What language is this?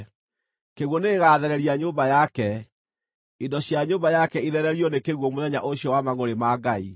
Kikuyu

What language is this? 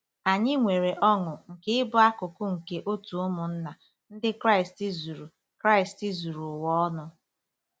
Igbo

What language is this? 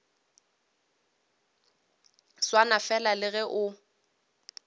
Northern Sotho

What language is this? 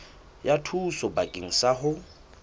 Southern Sotho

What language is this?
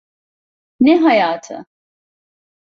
Turkish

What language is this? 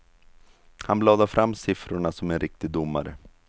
Swedish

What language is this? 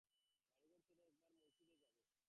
Bangla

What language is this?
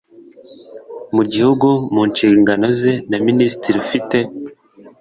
Kinyarwanda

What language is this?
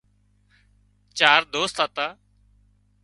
Wadiyara Koli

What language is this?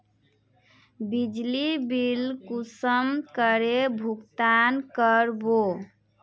Magahi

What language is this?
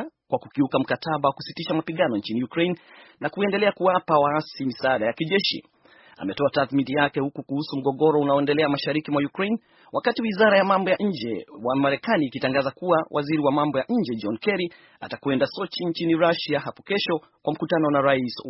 Swahili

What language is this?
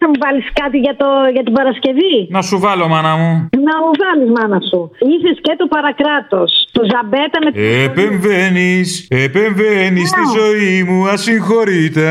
Greek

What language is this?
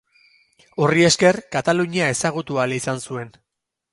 Basque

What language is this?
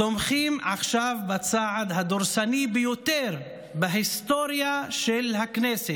Hebrew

